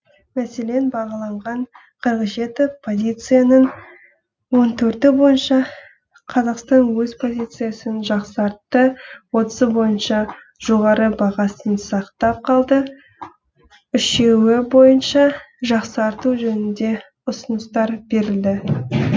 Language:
Kazakh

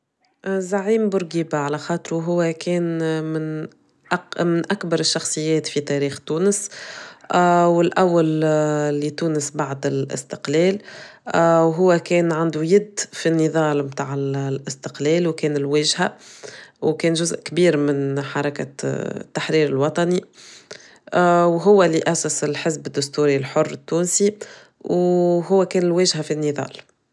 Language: Tunisian Arabic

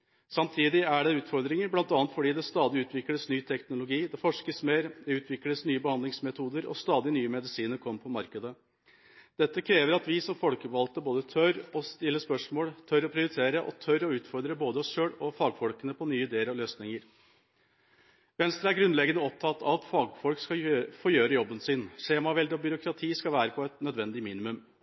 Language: Norwegian Bokmål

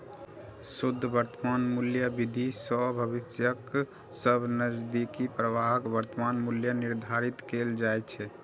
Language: Maithili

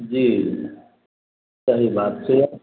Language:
Maithili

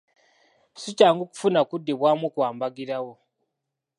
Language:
Ganda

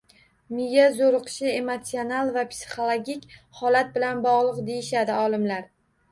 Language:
Uzbek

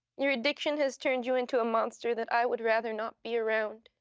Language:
English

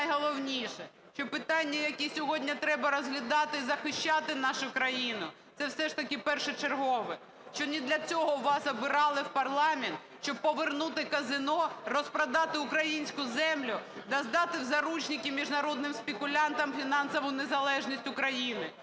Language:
Ukrainian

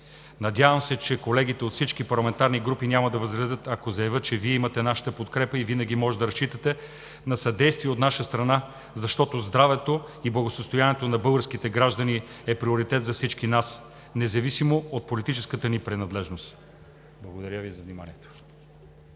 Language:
Bulgarian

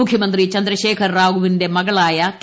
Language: Malayalam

